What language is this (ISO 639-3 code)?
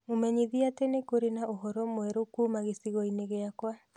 kik